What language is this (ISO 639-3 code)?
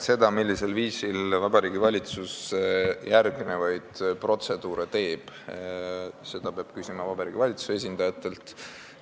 est